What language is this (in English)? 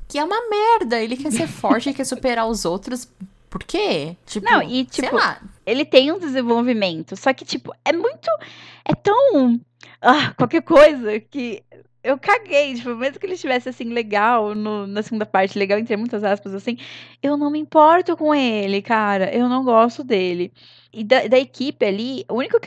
Portuguese